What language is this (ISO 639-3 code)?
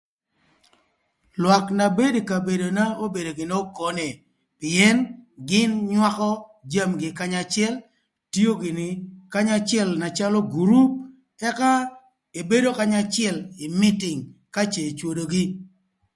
lth